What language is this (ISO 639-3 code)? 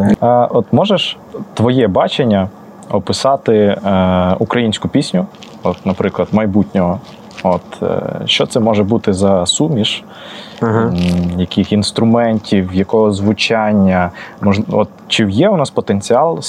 ukr